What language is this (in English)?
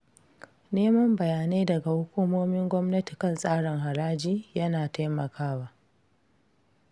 Hausa